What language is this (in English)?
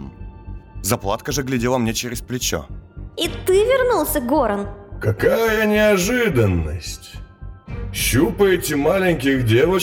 Russian